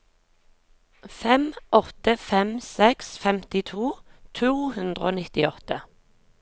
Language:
Norwegian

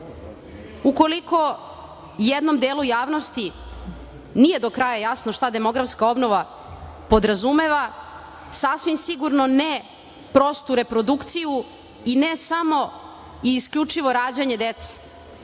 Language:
Serbian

